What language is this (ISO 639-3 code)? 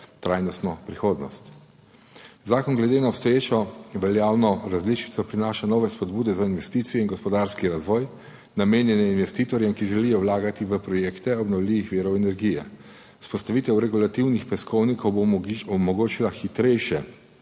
slv